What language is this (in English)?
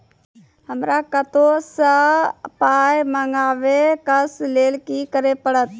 Maithili